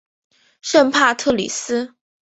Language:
Chinese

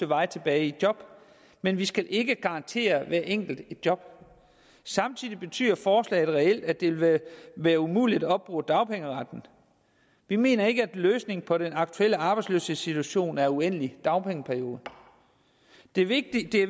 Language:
Danish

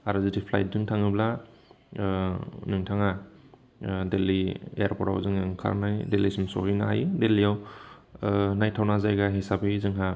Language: Bodo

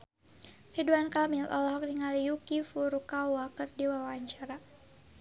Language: Sundanese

